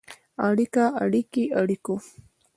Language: Pashto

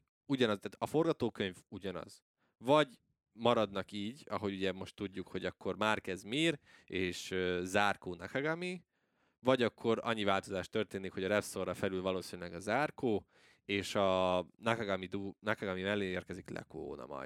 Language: Hungarian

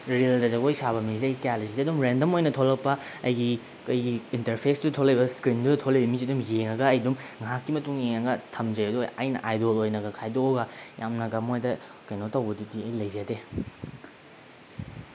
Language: Manipuri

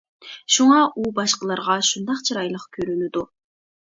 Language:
Uyghur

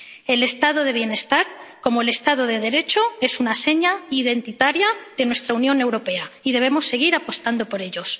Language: Spanish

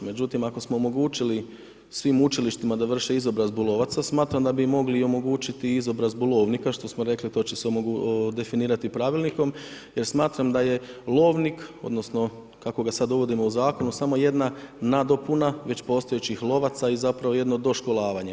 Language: Croatian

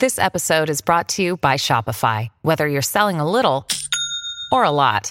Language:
Italian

